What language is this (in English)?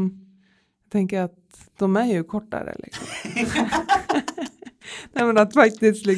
Swedish